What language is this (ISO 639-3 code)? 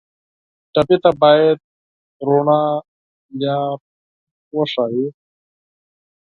pus